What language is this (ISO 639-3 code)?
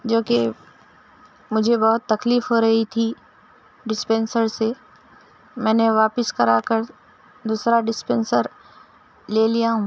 urd